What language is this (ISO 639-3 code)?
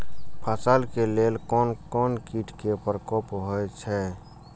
mai